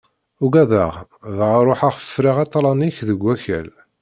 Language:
Kabyle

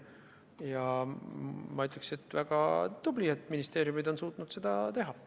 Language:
Estonian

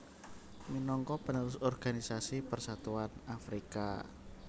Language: Javanese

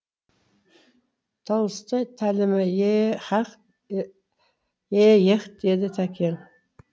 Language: Kazakh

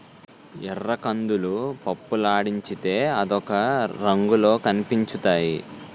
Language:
Telugu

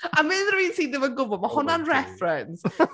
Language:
Welsh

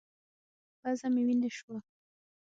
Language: Pashto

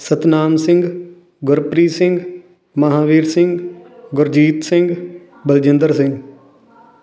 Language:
Punjabi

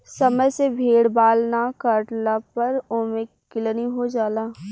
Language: Bhojpuri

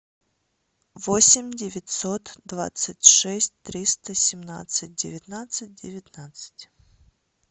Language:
Russian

